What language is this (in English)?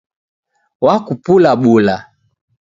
Taita